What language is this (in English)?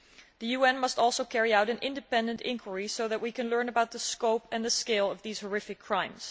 English